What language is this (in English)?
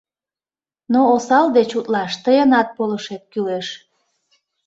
Mari